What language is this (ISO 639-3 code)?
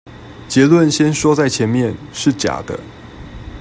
zho